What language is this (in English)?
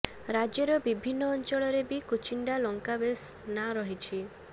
Odia